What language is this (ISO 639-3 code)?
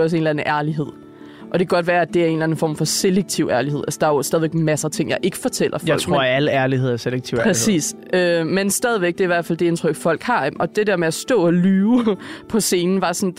dan